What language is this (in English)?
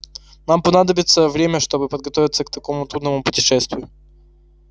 Russian